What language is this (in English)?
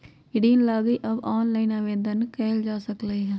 Magahi